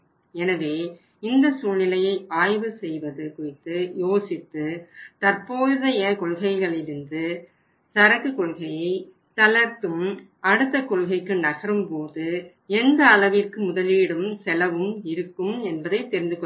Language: Tamil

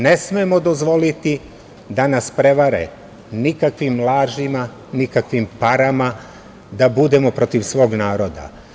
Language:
Serbian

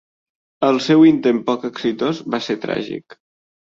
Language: Catalan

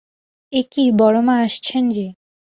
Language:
Bangla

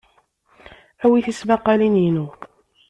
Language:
Kabyle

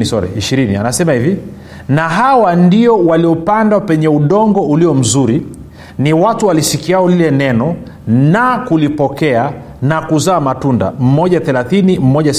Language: Swahili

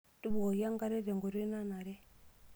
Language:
Masai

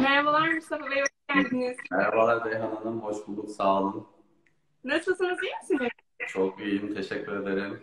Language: Turkish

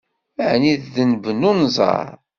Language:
Kabyle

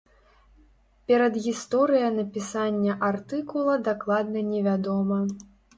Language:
Belarusian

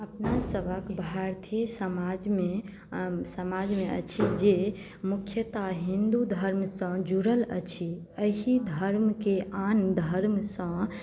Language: Maithili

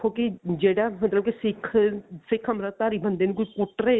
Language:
Punjabi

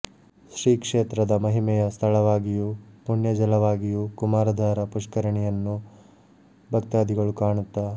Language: Kannada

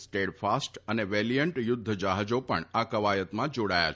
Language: Gujarati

